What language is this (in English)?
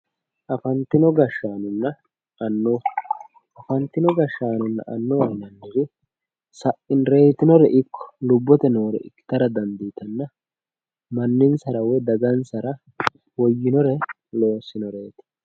Sidamo